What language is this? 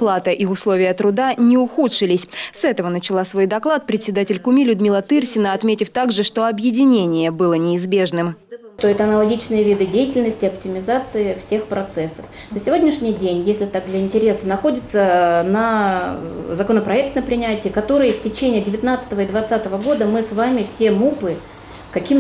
Russian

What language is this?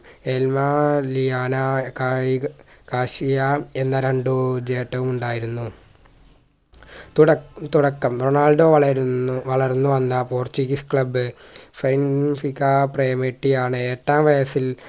Malayalam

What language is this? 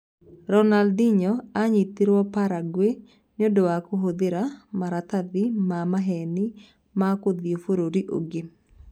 Kikuyu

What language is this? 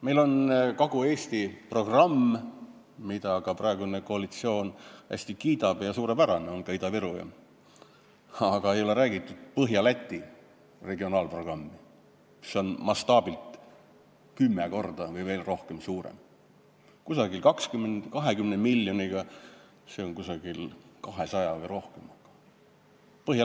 Estonian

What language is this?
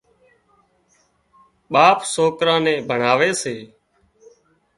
Wadiyara Koli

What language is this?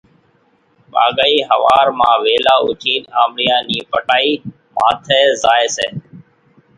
Kachi Koli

